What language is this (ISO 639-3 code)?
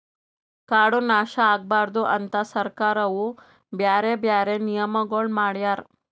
kan